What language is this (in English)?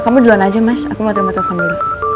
Indonesian